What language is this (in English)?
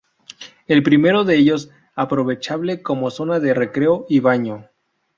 Spanish